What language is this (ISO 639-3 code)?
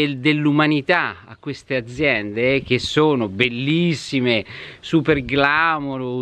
ita